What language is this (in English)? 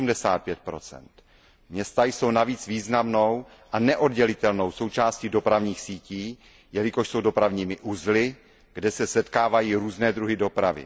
Czech